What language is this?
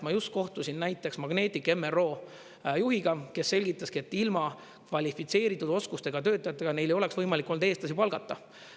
Estonian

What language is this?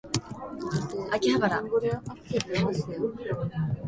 Japanese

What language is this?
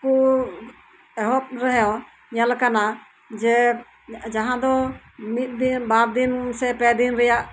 Santali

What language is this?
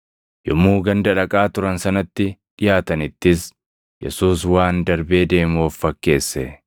Oromo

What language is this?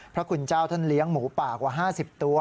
Thai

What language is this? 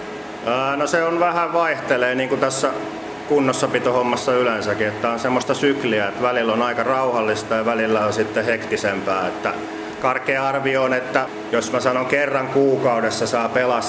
Finnish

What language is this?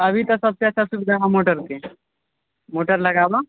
Maithili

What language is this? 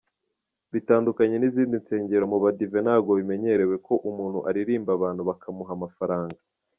Kinyarwanda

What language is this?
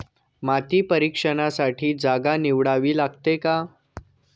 Marathi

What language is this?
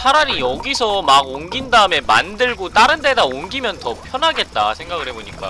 Korean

